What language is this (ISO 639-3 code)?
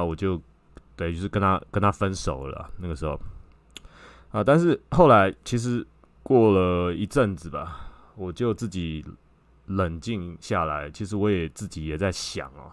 zho